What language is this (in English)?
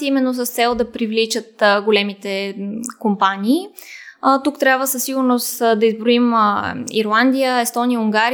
Bulgarian